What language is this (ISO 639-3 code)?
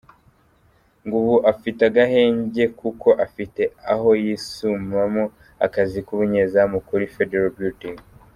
kin